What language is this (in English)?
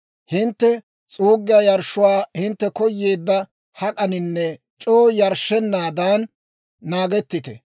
Dawro